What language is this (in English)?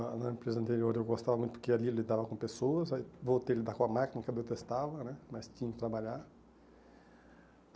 Portuguese